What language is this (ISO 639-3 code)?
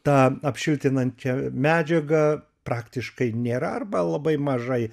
lit